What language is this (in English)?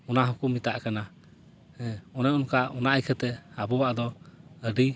Santali